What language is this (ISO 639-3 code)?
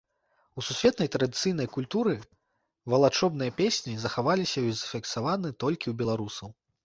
bel